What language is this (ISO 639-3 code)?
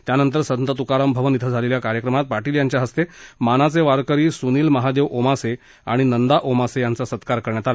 mar